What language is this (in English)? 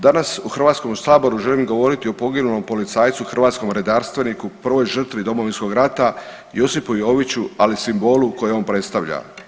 Croatian